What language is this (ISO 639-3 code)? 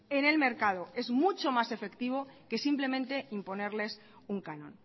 spa